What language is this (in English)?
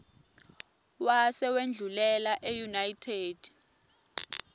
Swati